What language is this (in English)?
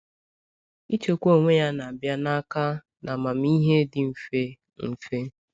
Igbo